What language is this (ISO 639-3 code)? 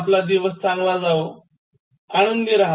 mar